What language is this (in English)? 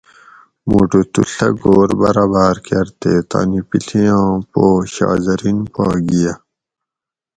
Gawri